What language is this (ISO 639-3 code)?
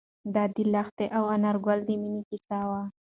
pus